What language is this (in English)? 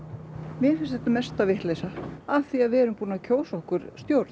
Icelandic